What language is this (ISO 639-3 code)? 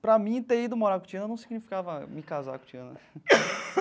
por